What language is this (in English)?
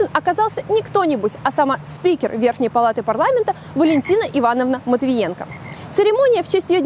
Russian